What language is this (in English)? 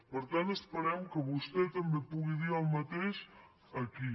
Catalan